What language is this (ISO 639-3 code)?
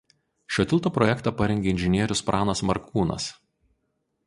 lit